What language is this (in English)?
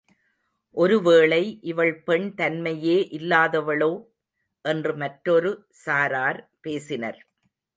Tamil